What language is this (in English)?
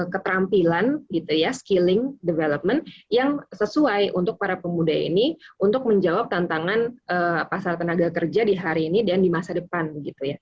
Indonesian